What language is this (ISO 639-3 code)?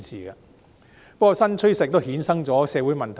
yue